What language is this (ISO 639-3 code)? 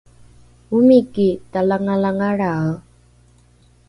dru